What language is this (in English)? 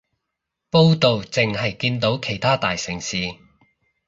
Cantonese